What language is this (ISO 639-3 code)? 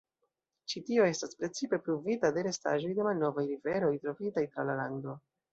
epo